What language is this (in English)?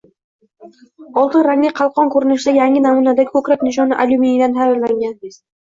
Uzbek